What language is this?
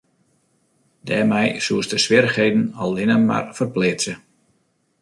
Western Frisian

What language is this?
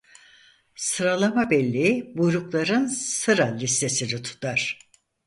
Turkish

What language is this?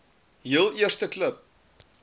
Afrikaans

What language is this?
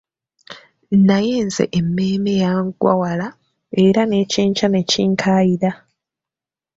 Ganda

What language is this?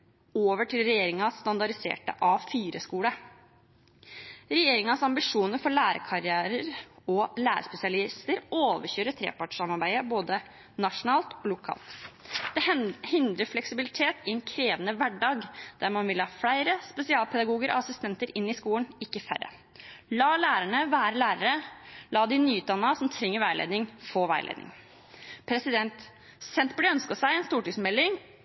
Norwegian Bokmål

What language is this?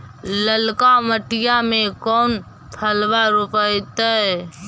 Magahi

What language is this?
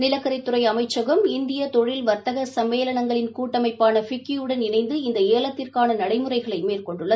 Tamil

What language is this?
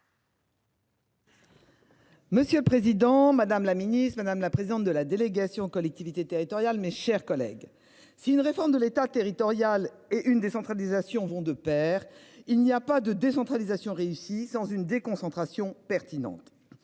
French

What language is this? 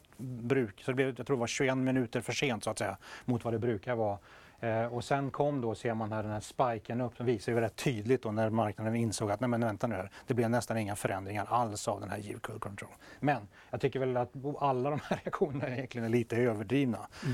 Swedish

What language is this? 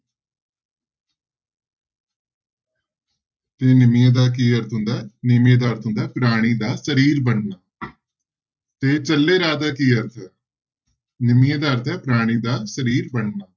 Punjabi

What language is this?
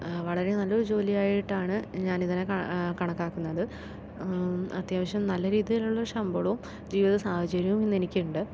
Malayalam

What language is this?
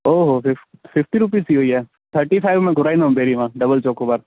Sindhi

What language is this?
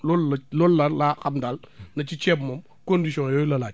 Wolof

